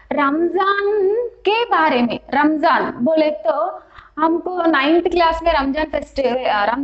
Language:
Hindi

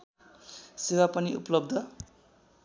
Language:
Nepali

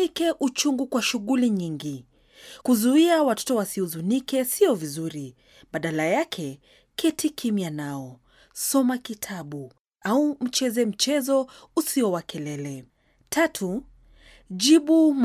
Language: Swahili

